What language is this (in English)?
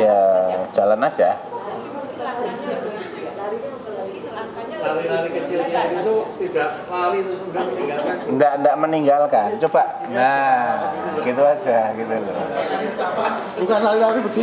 Indonesian